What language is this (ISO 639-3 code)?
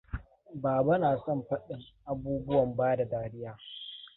hau